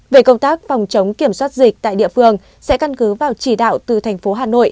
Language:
Vietnamese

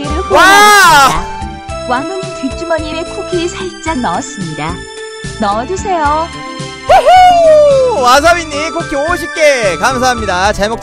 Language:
Korean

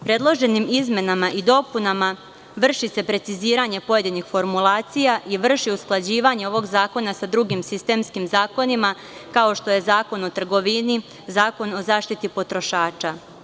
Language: Serbian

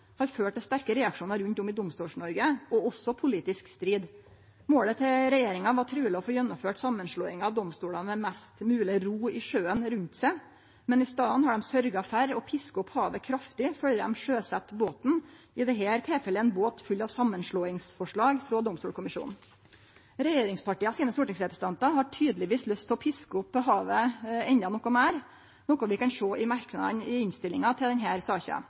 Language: Norwegian Nynorsk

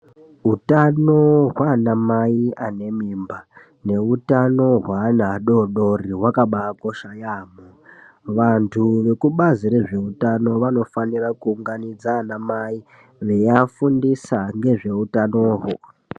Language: Ndau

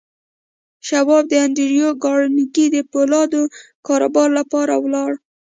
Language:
Pashto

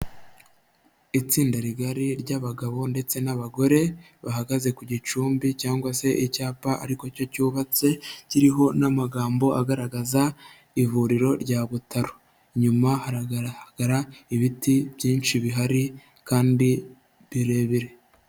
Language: Kinyarwanda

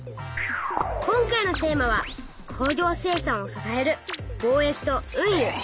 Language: Japanese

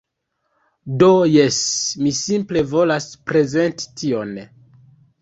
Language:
Esperanto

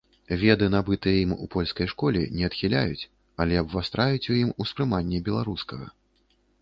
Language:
Belarusian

